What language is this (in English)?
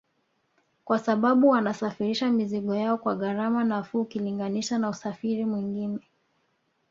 Swahili